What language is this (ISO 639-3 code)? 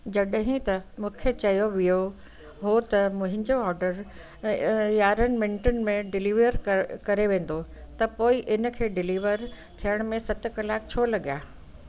snd